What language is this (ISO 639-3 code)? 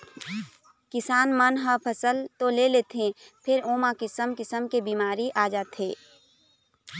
hne